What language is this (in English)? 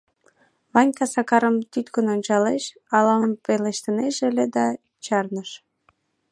Mari